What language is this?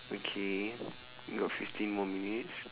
English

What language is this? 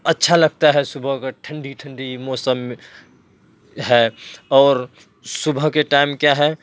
Urdu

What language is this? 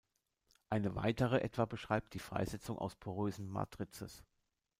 German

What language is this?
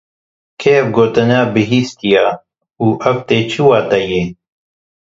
Kurdish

